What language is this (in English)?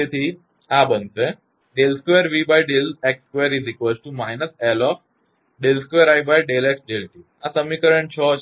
Gujarati